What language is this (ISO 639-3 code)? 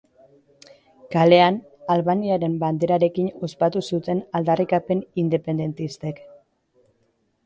eus